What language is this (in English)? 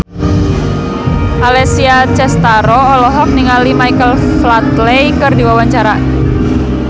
Sundanese